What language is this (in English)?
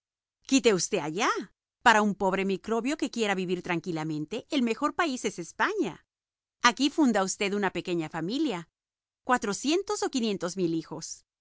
Spanish